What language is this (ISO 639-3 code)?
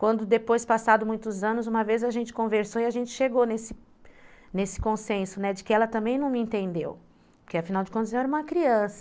por